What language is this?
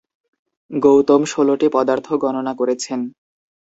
Bangla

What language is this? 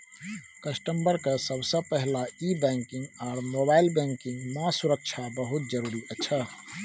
Maithili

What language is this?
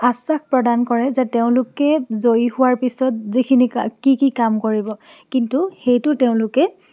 Assamese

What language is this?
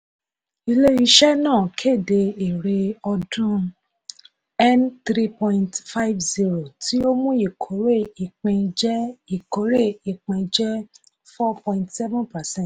Yoruba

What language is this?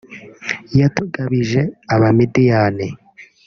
Kinyarwanda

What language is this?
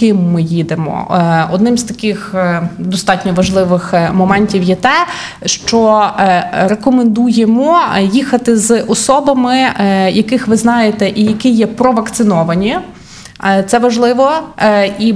Ukrainian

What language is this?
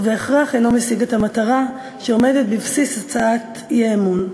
Hebrew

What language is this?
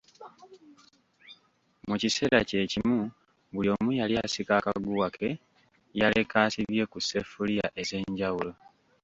Ganda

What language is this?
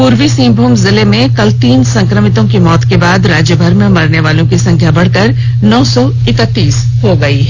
Hindi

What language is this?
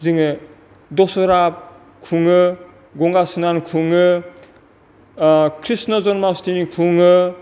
Bodo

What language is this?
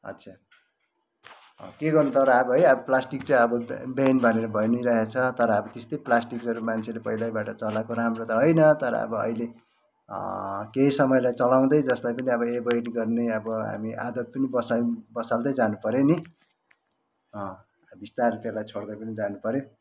Nepali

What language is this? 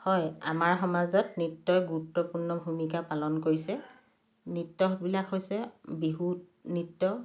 Assamese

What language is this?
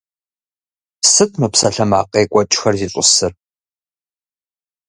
Kabardian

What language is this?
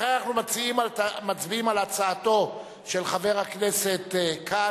Hebrew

